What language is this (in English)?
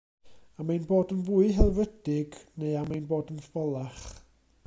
Welsh